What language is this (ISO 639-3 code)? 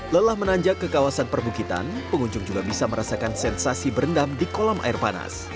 ind